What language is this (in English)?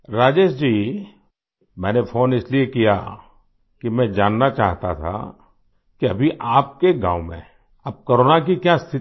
Hindi